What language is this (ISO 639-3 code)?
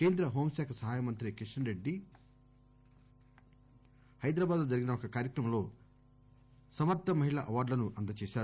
tel